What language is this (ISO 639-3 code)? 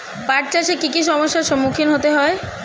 ben